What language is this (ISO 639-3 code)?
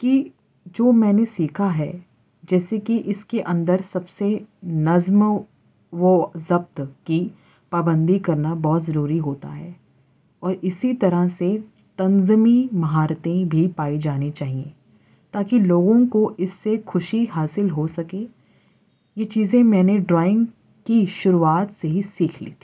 urd